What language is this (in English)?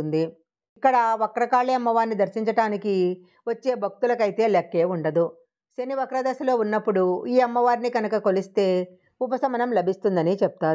Telugu